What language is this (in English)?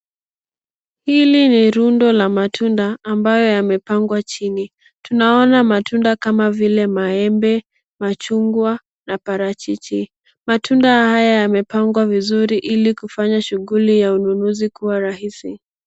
Swahili